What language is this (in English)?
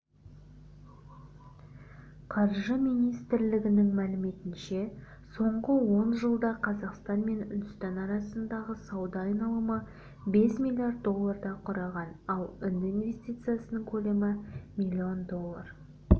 Kazakh